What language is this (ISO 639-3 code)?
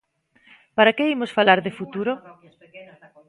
glg